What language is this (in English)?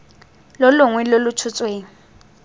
Tswana